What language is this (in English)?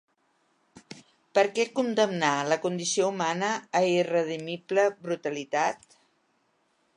Catalan